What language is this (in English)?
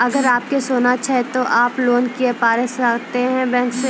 Maithili